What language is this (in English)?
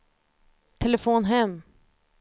Swedish